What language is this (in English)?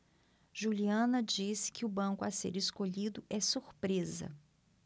Portuguese